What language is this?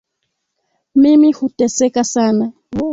Swahili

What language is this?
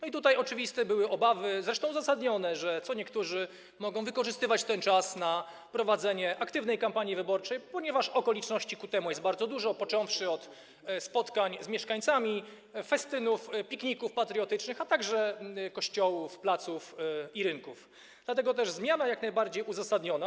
Polish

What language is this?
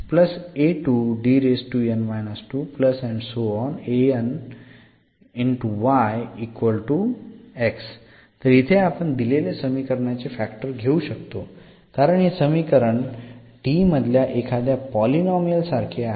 Marathi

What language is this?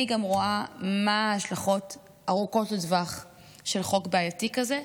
Hebrew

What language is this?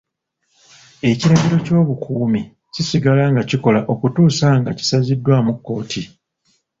Ganda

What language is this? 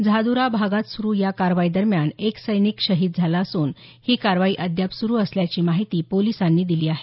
Marathi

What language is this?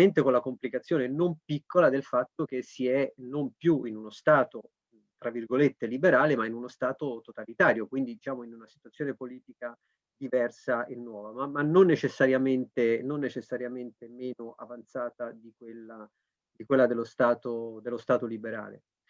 Italian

